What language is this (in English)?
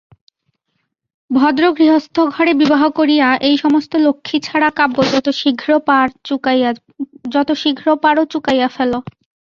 Bangla